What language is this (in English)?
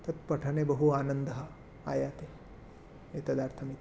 Sanskrit